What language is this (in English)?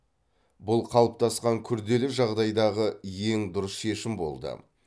Kazakh